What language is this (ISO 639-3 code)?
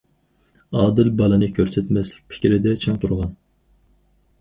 uig